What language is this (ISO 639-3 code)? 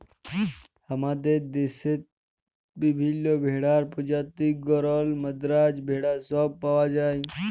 ben